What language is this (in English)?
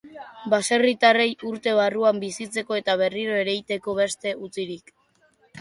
Basque